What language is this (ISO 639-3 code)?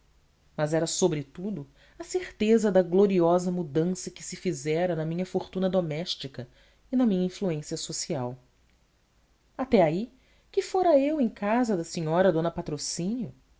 por